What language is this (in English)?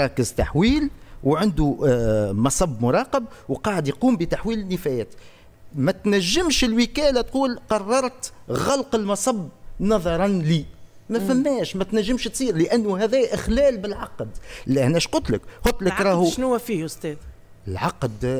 Arabic